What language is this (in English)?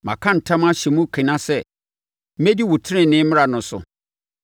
Akan